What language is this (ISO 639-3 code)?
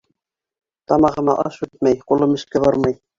bak